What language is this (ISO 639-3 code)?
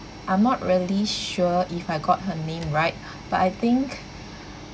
eng